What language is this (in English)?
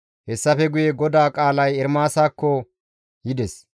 Gamo